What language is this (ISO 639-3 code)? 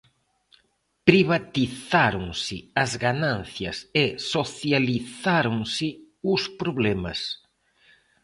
glg